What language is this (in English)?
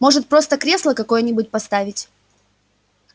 Russian